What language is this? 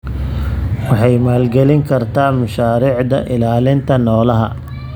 Somali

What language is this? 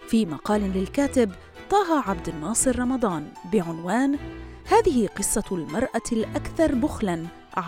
Arabic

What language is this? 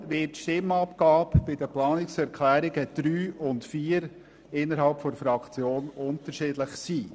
Swiss German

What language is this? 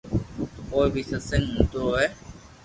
Loarki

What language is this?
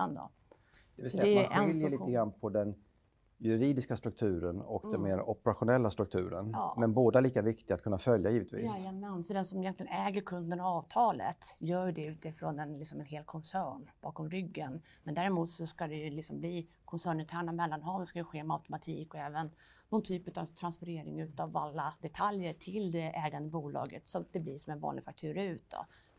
Swedish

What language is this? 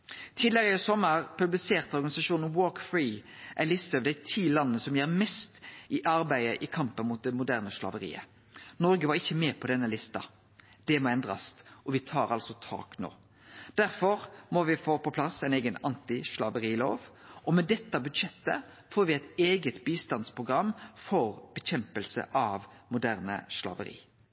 Norwegian Nynorsk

